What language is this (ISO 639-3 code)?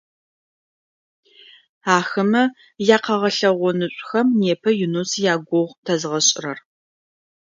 ady